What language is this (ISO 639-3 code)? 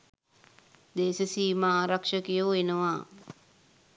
sin